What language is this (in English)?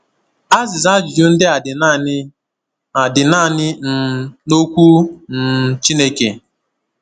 Igbo